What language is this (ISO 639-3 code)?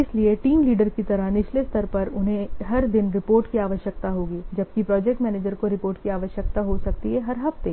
hin